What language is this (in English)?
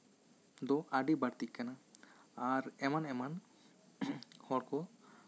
Santali